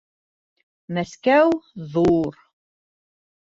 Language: Bashkir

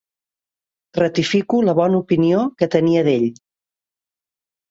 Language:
Catalan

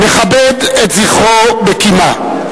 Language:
Hebrew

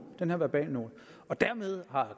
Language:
Danish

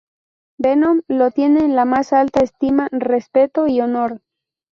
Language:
Spanish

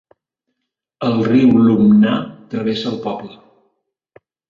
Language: Catalan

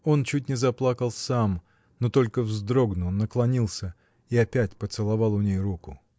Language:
Russian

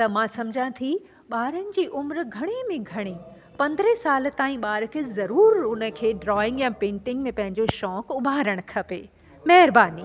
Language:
Sindhi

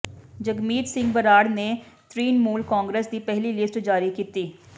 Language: Punjabi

